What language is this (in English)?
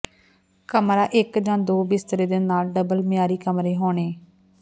Punjabi